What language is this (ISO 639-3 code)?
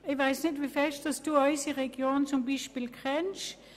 gsw